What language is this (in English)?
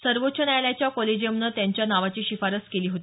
Marathi